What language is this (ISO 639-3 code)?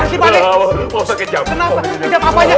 ind